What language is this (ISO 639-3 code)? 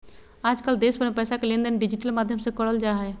mag